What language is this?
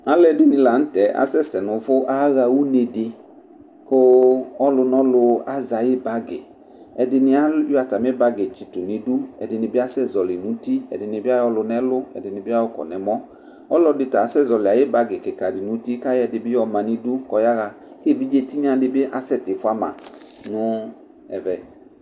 Ikposo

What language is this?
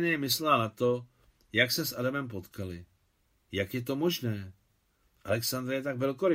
Czech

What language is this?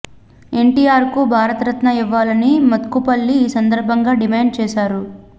Telugu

